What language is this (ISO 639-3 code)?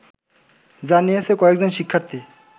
ben